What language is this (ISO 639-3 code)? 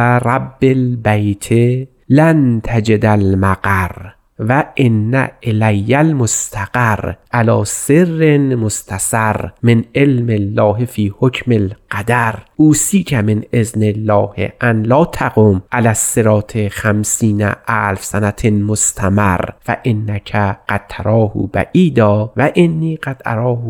fas